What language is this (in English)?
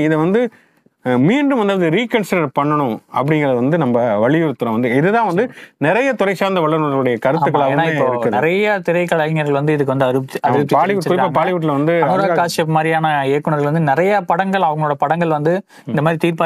Tamil